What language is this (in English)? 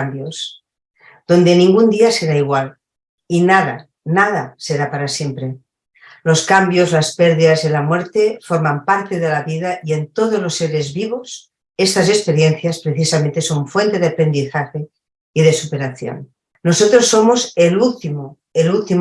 Spanish